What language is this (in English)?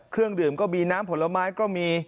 Thai